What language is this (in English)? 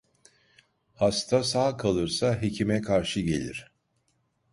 Turkish